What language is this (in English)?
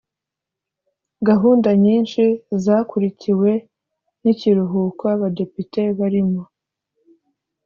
Kinyarwanda